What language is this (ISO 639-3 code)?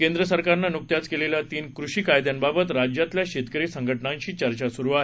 mar